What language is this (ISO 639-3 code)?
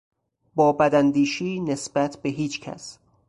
fas